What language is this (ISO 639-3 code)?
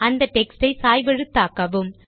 tam